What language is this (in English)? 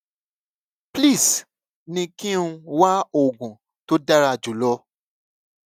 Yoruba